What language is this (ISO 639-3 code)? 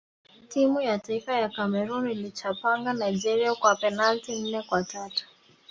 swa